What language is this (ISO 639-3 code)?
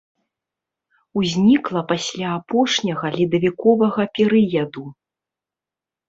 bel